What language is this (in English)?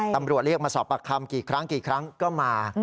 Thai